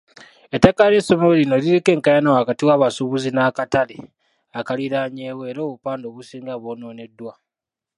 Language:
Ganda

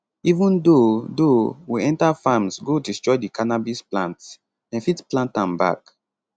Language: Nigerian Pidgin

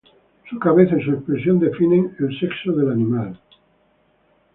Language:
Spanish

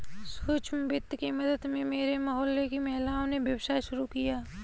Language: Hindi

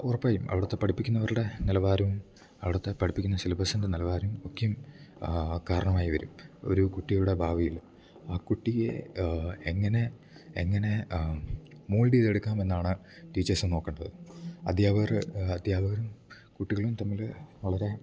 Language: Malayalam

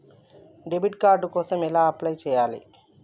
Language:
Telugu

